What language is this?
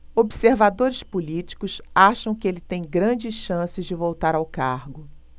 Portuguese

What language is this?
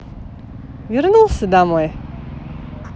Russian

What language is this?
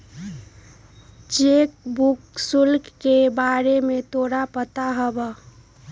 Magahi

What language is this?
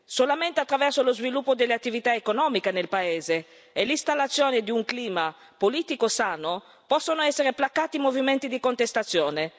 Italian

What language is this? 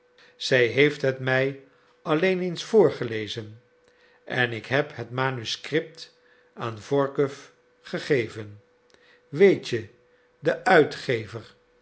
Dutch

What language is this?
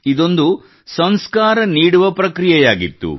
Kannada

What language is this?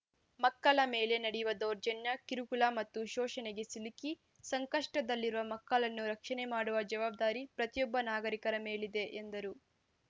Kannada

